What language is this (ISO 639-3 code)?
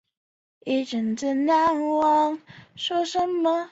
zho